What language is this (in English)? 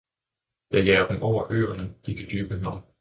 Danish